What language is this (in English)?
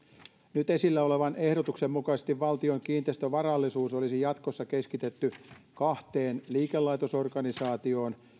Finnish